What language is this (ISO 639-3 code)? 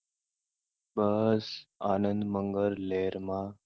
guj